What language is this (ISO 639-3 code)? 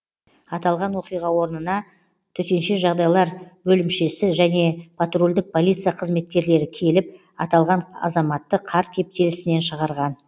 kaz